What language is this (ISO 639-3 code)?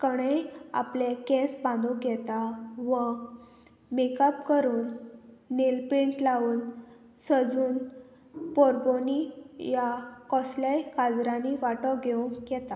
kok